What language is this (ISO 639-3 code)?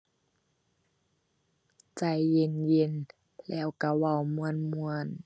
tha